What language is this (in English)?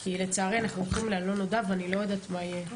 Hebrew